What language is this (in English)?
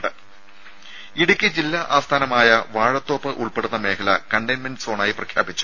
Malayalam